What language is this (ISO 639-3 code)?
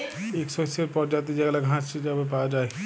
ben